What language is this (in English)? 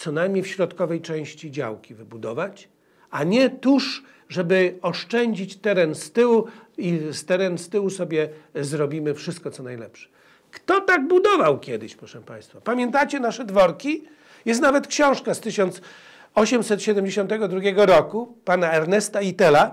Polish